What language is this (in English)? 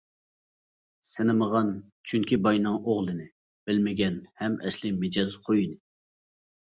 Uyghur